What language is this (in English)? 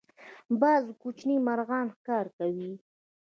Pashto